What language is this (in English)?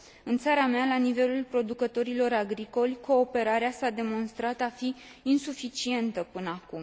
Romanian